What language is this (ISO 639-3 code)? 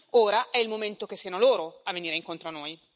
ita